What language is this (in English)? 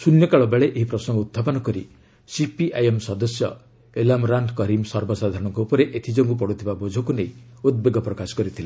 Odia